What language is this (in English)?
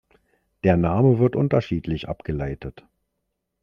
German